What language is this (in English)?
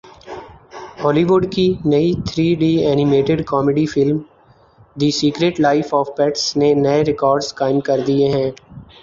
Urdu